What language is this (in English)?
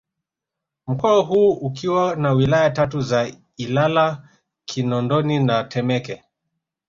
Swahili